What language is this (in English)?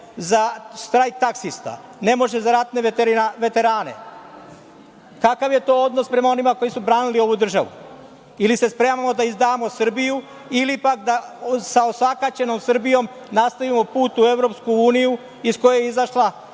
Serbian